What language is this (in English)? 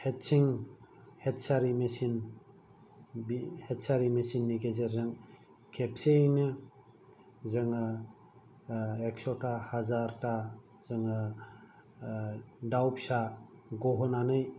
Bodo